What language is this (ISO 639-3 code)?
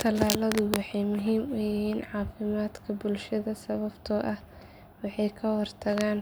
som